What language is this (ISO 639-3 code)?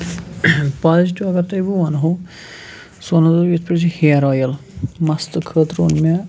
kas